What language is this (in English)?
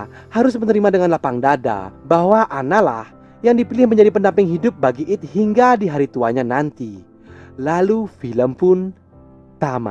Indonesian